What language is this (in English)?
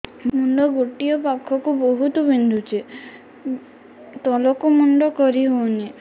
Odia